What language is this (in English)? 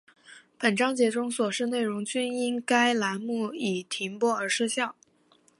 Chinese